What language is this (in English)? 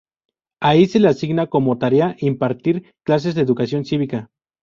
Spanish